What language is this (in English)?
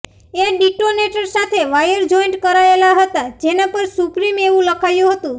Gujarati